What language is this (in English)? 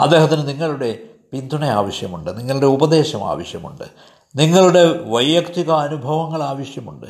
Malayalam